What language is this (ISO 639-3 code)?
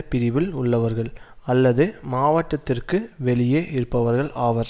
tam